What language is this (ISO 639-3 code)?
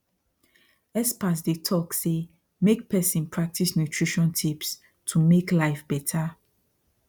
pcm